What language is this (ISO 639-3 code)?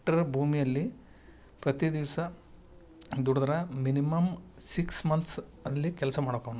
kan